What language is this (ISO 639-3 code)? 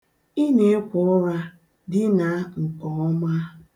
ibo